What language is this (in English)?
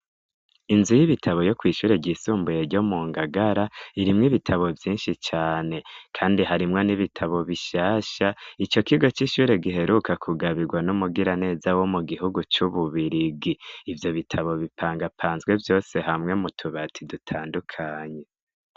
Rundi